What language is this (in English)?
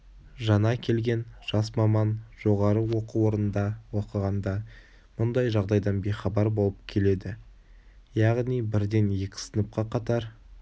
Kazakh